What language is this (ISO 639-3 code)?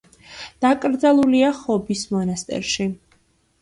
kat